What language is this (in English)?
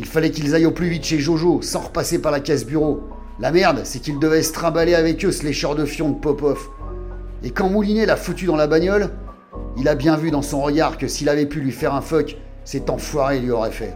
French